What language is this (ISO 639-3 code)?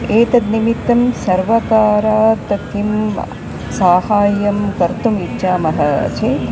san